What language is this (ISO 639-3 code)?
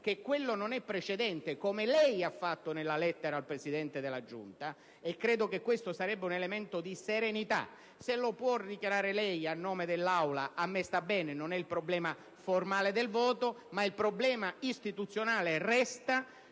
ita